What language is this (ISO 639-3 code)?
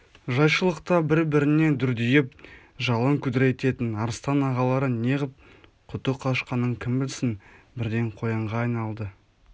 kaz